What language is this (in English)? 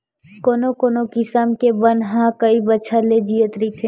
Chhattisgarhi